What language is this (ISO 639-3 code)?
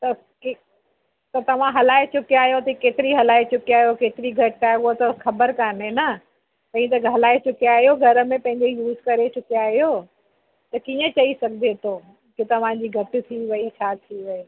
snd